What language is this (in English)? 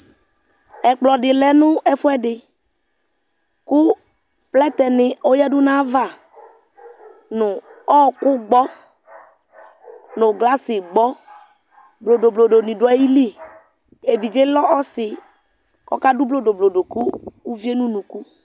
Ikposo